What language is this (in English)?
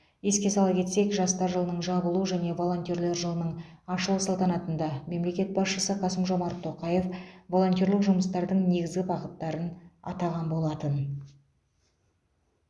Kazakh